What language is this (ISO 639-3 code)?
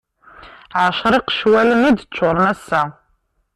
kab